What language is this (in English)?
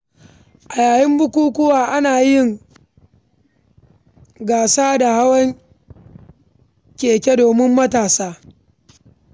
Hausa